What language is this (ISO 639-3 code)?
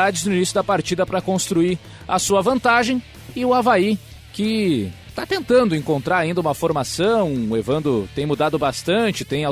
por